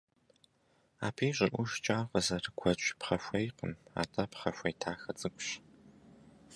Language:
Kabardian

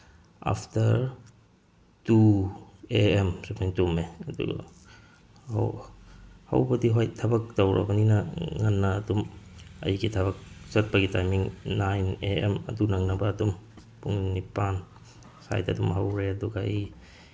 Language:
Manipuri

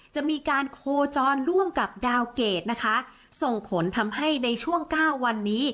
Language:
Thai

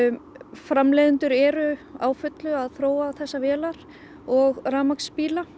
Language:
Icelandic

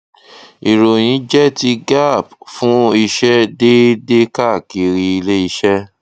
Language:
Yoruba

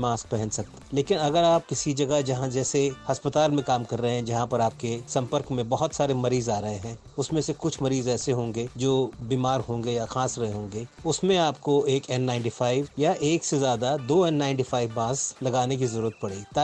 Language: Hindi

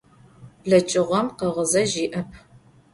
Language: Adyghe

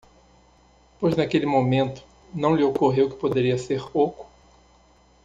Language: Portuguese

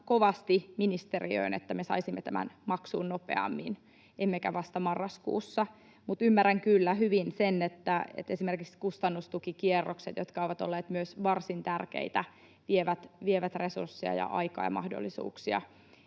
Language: Finnish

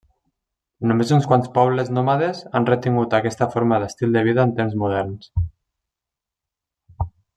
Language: Catalan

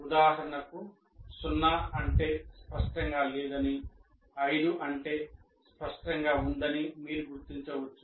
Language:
Telugu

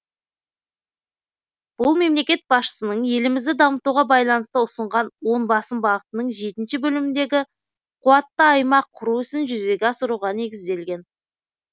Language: Kazakh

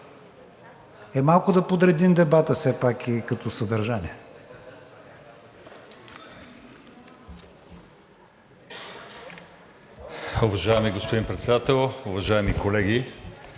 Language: Bulgarian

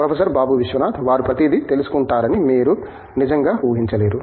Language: Telugu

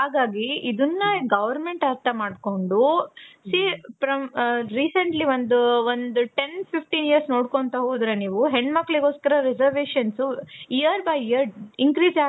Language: Kannada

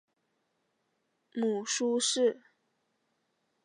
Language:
Chinese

